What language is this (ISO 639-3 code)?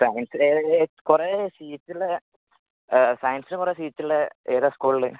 mal